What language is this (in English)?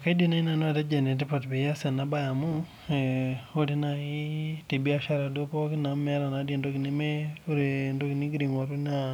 Masai